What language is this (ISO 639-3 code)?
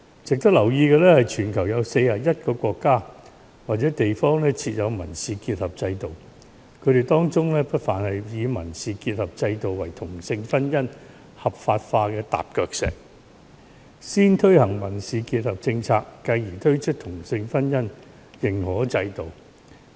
yue